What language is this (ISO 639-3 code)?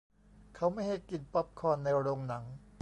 tha